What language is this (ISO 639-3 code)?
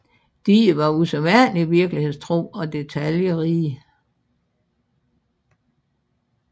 dan